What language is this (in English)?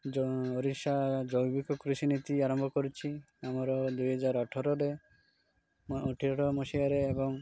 Odia